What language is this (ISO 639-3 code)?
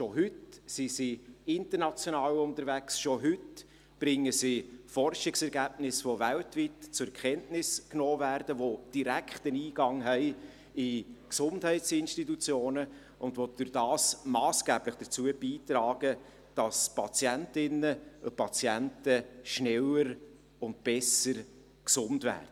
gsw